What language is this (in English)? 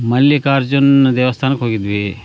Kannada